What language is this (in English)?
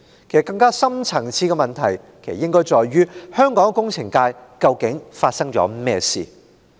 Cantonese